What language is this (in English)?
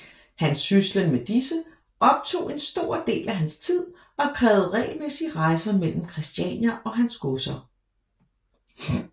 Danish